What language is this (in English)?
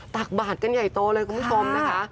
Thai